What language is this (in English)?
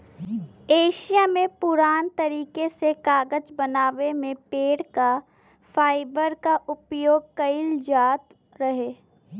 Bhojpuri